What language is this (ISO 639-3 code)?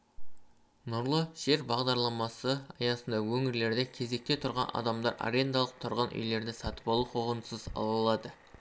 kaz